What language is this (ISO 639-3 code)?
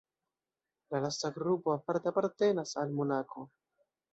epo